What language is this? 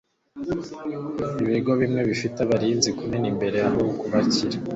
Kinyarwanda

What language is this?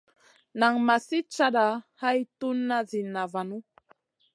Masana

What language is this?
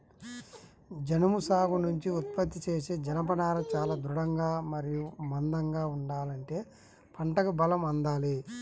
Telugu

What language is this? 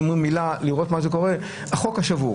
Hebrew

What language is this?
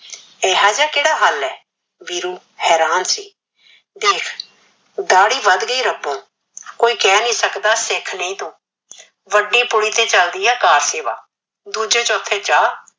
Punjabi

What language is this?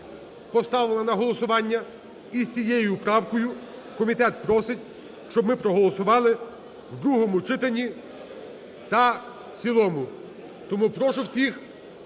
Ukrainian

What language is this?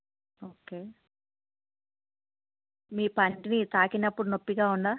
Telugu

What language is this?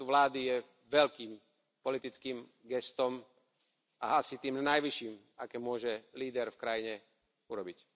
Slovak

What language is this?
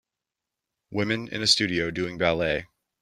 English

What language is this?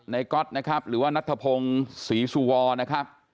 Thai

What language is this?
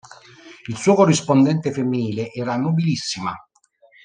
Italian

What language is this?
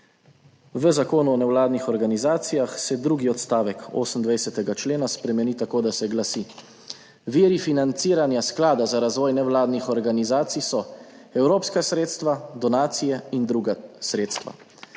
Slovenian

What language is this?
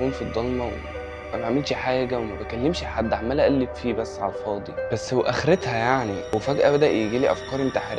Arabic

